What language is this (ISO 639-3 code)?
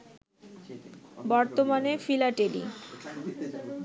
ben